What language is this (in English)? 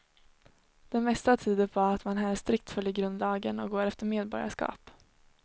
Swedish